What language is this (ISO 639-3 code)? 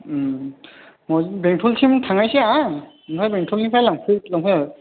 brx